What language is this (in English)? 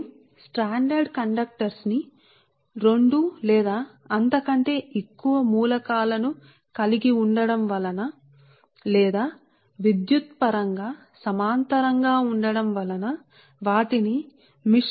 Telugu